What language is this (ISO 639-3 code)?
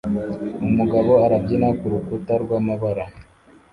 kin